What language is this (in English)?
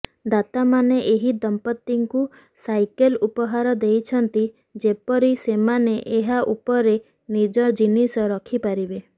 Odia